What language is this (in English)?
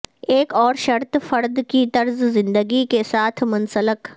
Urdu